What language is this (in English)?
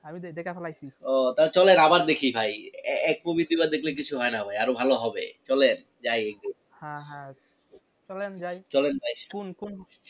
Bangla